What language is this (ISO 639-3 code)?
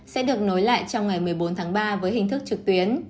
vie